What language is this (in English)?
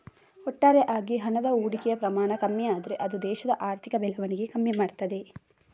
Kannada